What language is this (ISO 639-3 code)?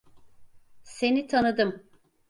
tur